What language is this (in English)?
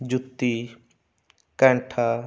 Punjabi